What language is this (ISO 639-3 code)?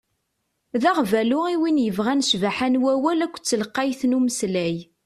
kab